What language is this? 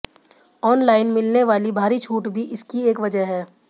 Hindi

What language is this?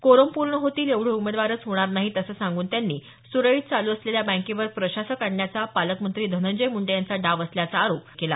Marathi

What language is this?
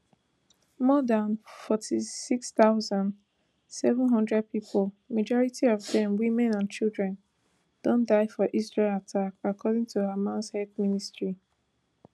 Nigerian Pidgin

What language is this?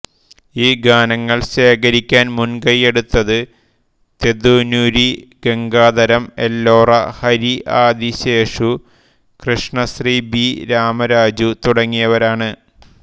Malayalam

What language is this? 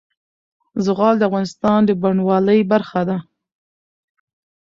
Pashto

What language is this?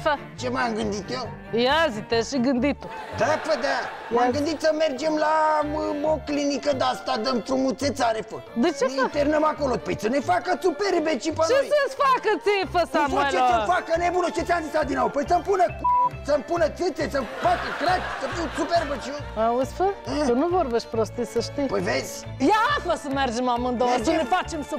Romanian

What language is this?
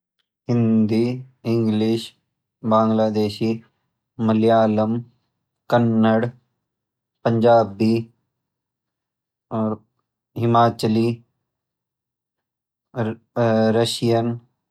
Garhwali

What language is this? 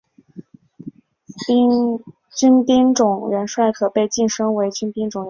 Chinese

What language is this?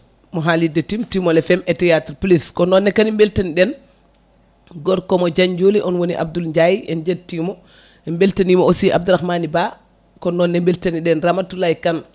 Fula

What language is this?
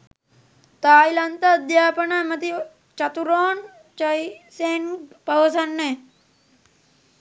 Sinhala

